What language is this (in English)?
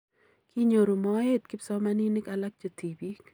Kalenjin